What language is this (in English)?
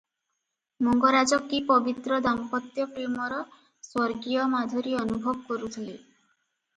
Odia